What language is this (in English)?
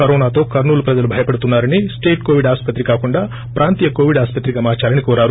Telugu